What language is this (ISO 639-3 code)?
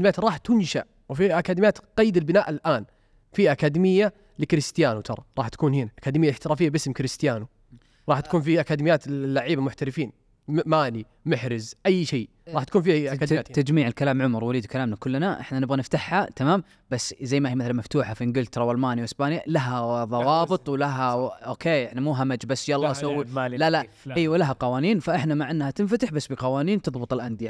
ara